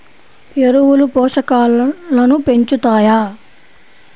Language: Telugu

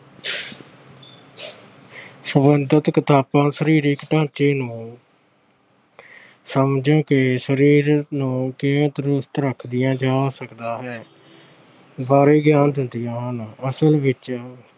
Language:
Punjabi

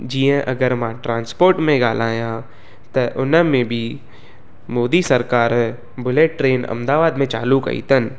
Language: Sindhi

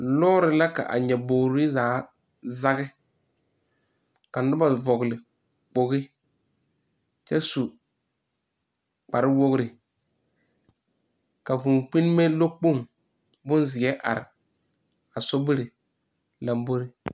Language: Southern Dagaare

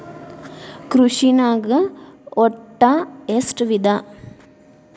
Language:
Kannada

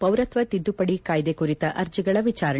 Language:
Kannada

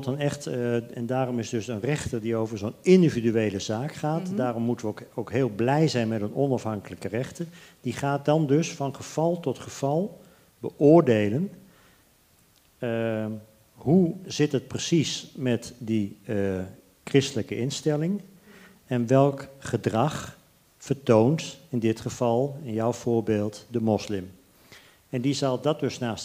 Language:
Dutch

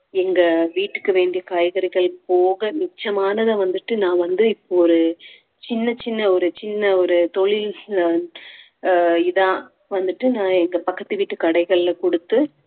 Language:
Tamil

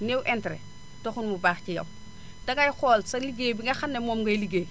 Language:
Wolof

